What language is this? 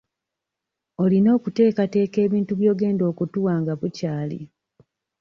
Ganda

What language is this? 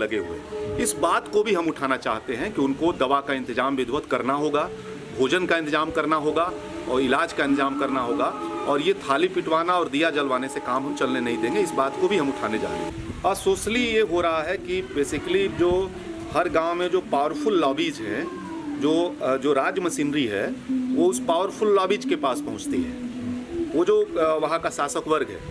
Hindi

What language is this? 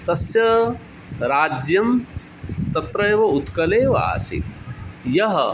Sanskrit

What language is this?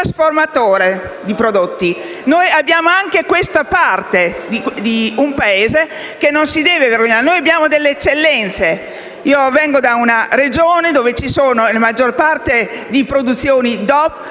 Italian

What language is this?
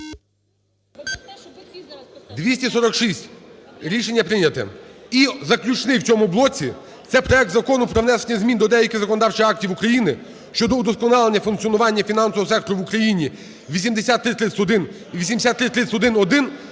Ukrainian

